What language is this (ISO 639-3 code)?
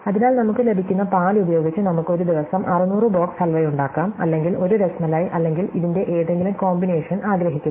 mal